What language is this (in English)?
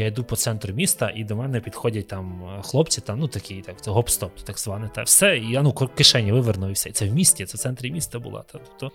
Ukrainian